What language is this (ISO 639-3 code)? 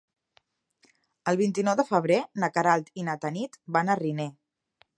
cat